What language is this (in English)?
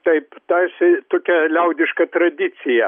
Lithuanian